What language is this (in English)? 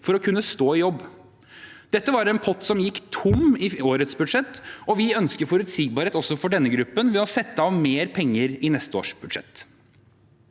Norwegian